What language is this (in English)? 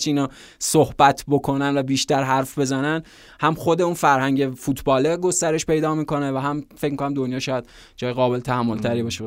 Persian